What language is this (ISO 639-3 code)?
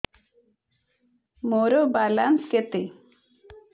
ori